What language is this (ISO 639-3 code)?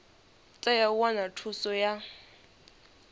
ven